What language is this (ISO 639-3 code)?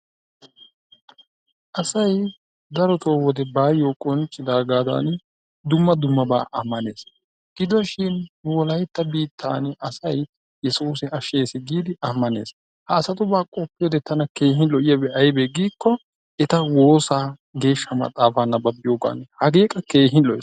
wal